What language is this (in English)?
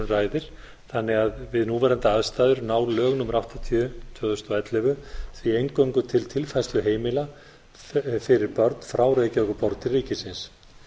Icelandic